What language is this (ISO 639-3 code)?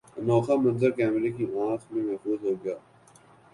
urd